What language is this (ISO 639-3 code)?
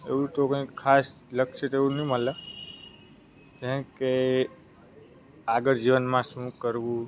guj